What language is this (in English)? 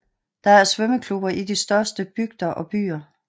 Danish